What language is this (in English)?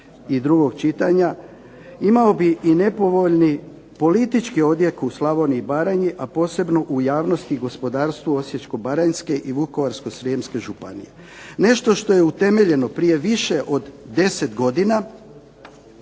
Croatian